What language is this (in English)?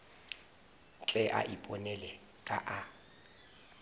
Northern Sotho